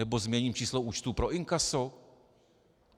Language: Czech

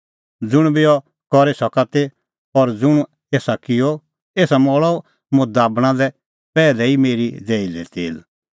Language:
Kullu Pahari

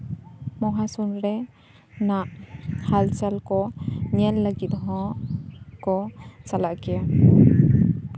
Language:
Santali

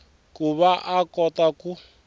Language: Tsonga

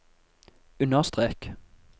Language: Norwegian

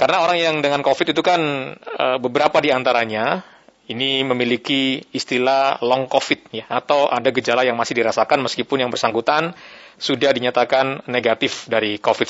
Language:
Indonesian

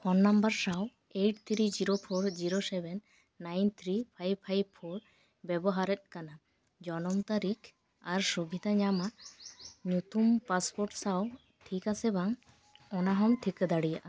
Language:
Santali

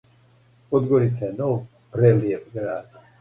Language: Serbian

